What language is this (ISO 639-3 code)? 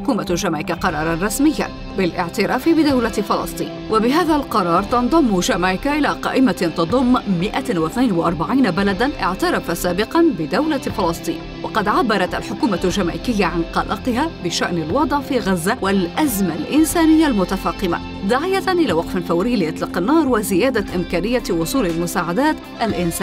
ara